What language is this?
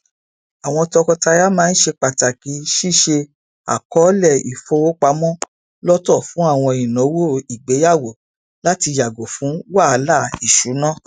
Yoruba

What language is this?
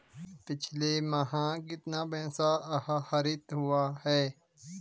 Hindi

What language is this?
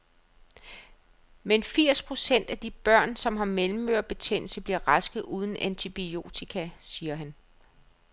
Danish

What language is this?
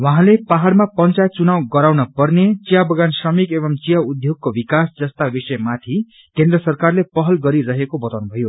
Nepali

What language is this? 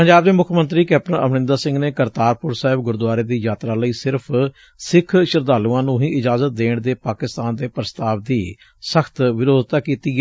Punjabi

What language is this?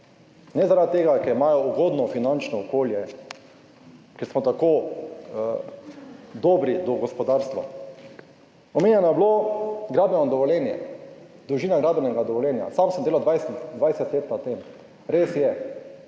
Slovenian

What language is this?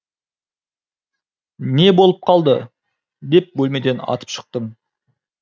Kazakh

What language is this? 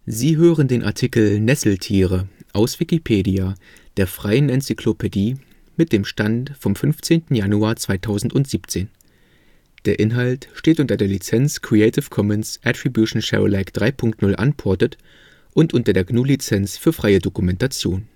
German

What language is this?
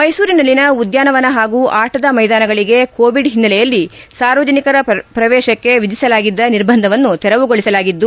Kannada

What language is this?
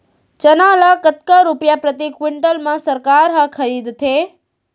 Chhattisgarhi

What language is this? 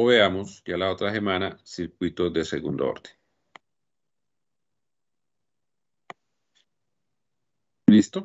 Spanish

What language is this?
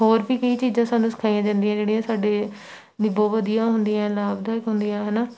Punjabi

